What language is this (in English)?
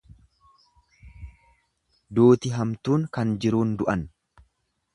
Oromo